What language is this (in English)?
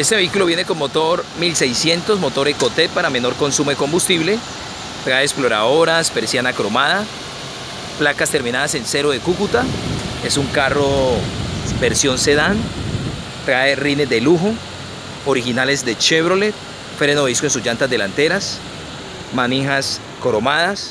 Spanish